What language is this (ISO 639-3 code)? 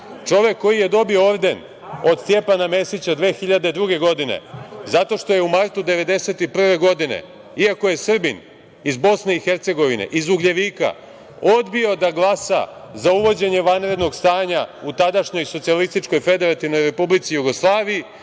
srp